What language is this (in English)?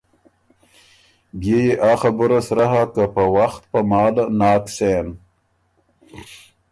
Ormuri